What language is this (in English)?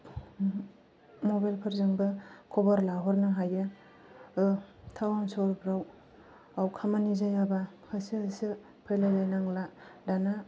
Bodo